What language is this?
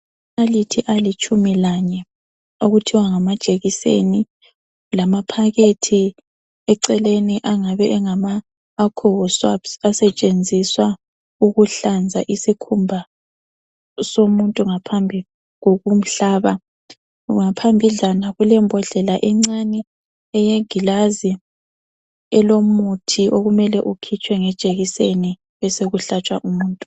North Ndebele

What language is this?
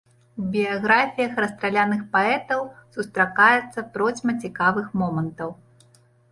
Belarusian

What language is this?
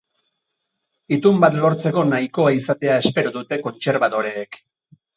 Basque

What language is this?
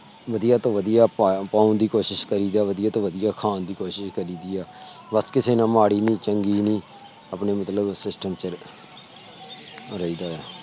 Punjabi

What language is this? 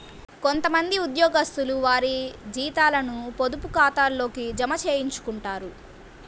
Telugu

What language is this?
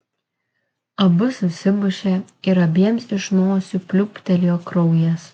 Lithuanian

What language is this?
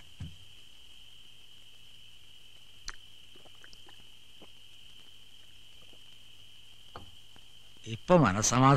Malayalam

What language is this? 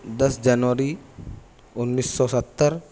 Urdu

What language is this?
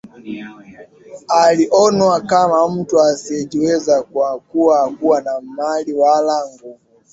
Swahili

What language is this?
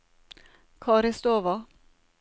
Norwegian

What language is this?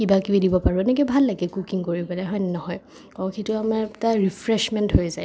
Assamese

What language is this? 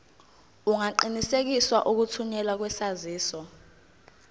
Zulu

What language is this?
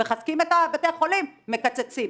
Hebrew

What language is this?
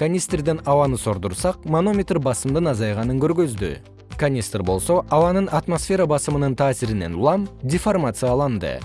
Kyrgyz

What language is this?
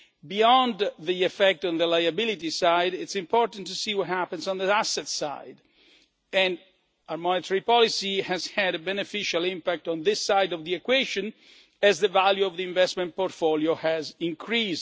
English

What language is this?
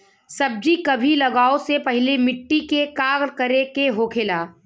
Bhojpuri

